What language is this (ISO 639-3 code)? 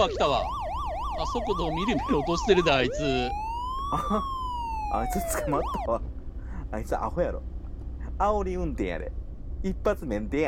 jpn